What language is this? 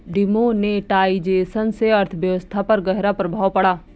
Hindi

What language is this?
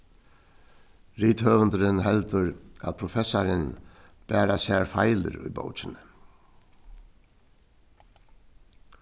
Faroese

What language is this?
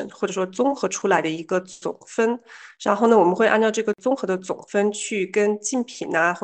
Chinese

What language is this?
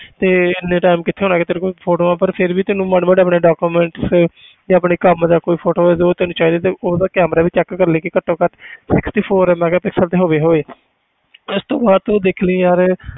Punjabi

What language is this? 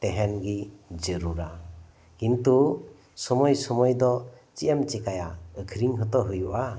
Santali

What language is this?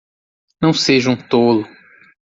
Portuguese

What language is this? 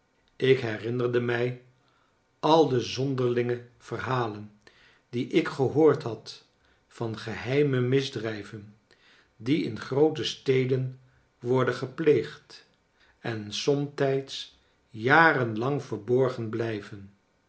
Dutch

